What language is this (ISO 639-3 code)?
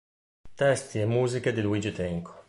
ita